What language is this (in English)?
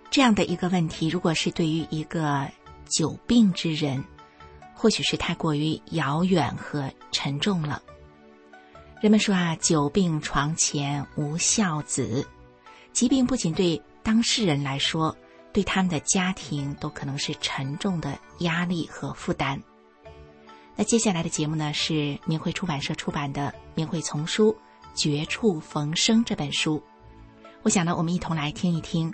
Chinese